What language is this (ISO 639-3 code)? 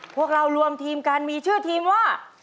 tha